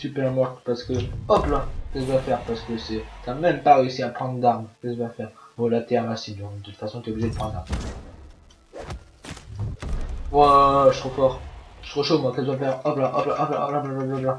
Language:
French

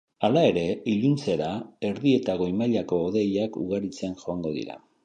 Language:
Basque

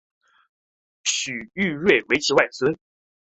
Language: Chinese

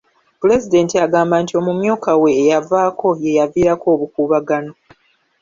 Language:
Ganda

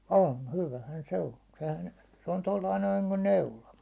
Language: Finnish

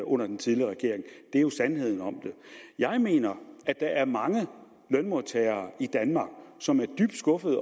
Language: Danish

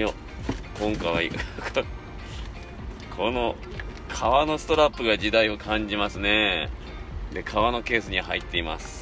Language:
Japanese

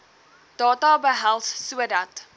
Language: Afrikaans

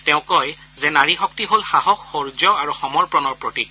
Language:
Assamese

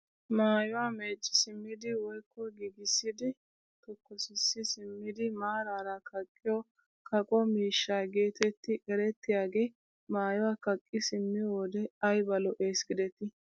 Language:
Wolaytta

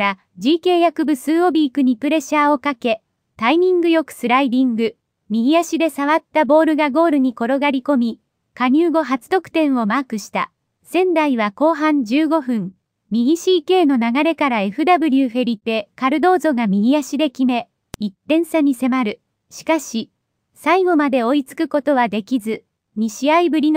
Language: Japanese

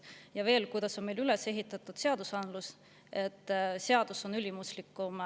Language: Estonian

